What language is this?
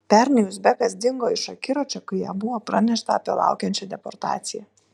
Lithuanian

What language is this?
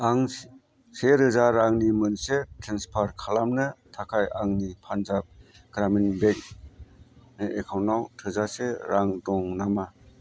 Bodo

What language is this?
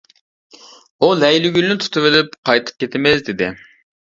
Uyghur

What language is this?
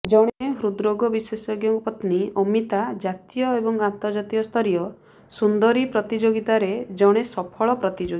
Odia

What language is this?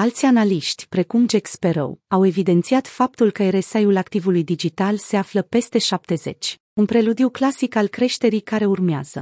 Romanian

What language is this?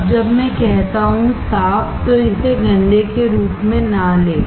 Hindi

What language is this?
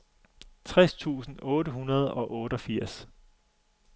Danish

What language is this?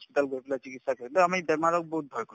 Assamese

